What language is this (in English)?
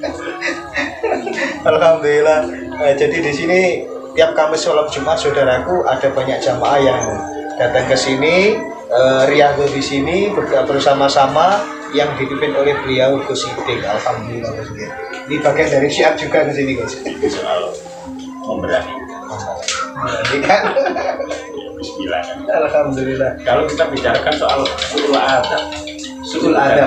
Indonesian